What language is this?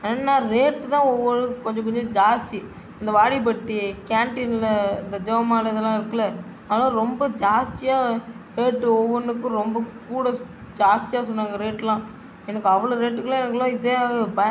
Tamil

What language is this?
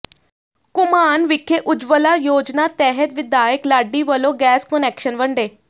Punjabi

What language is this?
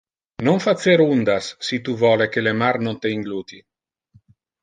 Interlingua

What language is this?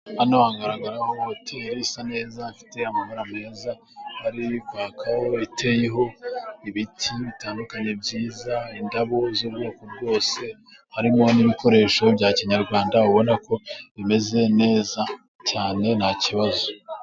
Kinyarwanda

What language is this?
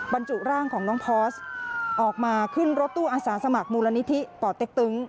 Thai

